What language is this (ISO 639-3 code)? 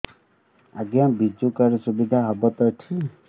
ori